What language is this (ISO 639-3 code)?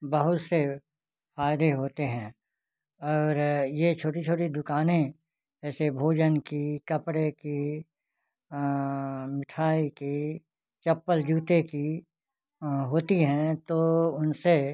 hin